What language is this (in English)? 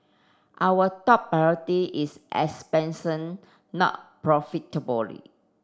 English